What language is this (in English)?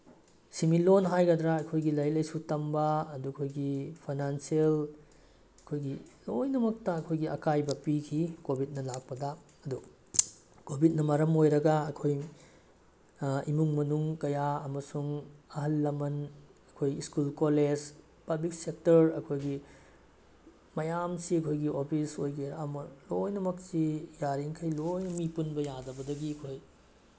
Manipuri